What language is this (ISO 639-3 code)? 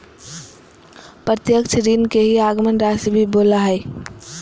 mag